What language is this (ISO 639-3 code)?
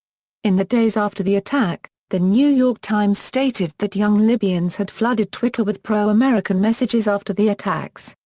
eng